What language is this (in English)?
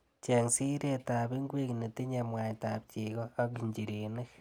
Kalenjin